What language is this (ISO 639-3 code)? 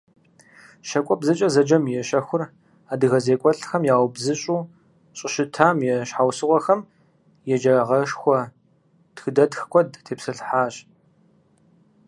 kbd